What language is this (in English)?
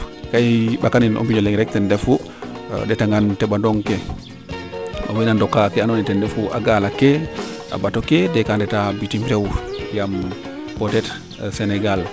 Serer